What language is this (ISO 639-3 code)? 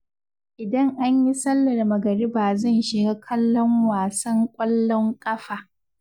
hau